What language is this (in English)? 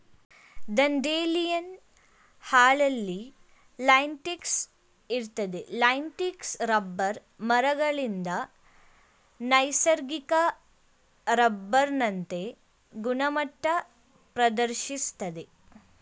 Kannada